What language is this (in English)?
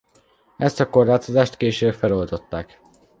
Hungarian